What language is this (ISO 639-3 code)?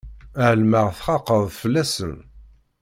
kab